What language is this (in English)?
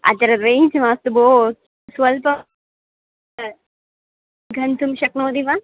Sanskrit